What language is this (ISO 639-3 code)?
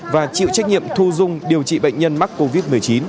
vie